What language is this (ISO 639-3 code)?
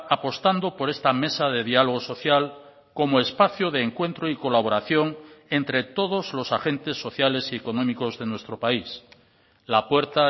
spa